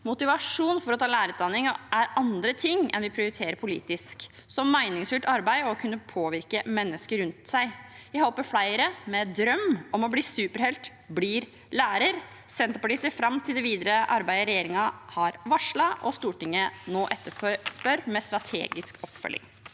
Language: Norwegian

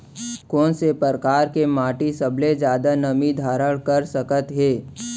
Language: Chhattisgarhi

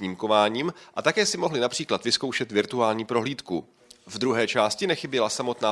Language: Czech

